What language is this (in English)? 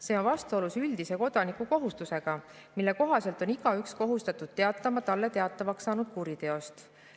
Estonian